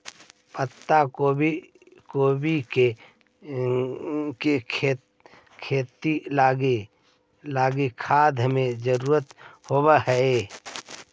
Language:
Magahi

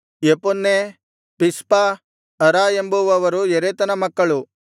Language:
Kannada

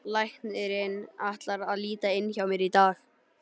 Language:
Icelandic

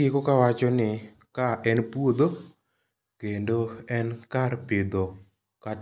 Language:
Luo (Kenya and Tanzania)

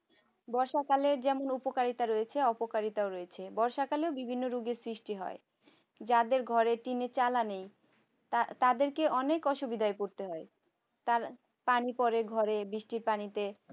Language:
Bangla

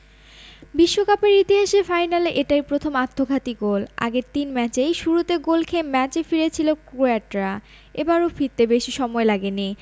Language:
Bangla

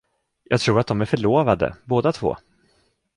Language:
Swedish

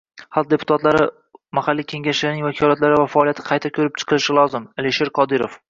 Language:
Uzbek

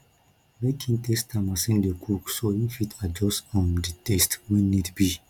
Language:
Nigerian Pidgin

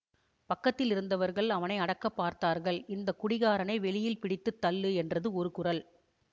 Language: Tamil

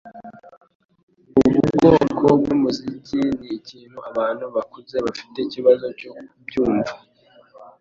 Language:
Kinyarwanda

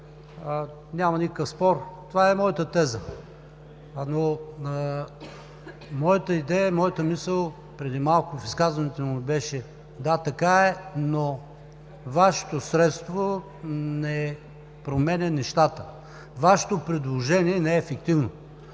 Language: Bulgarian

